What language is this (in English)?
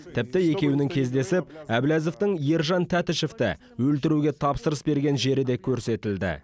Kazakh